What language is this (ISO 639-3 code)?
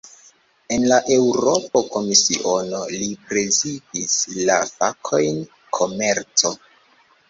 epo